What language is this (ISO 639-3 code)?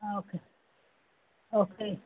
kok